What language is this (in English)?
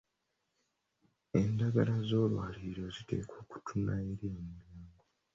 Ganda